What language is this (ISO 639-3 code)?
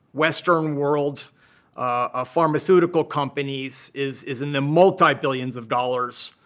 eng